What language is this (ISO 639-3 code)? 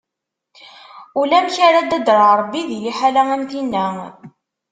kab